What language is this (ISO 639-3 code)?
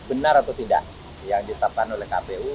ind